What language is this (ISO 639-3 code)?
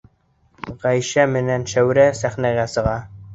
bak